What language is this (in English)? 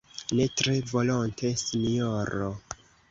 Esperanto